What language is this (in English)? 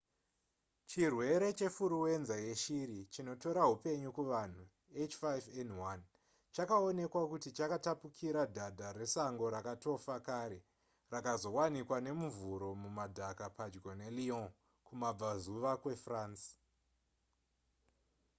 Shona